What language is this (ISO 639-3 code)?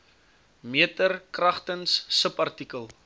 afr